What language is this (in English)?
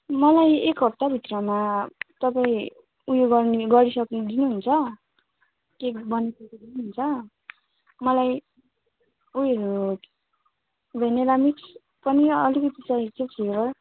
Nepali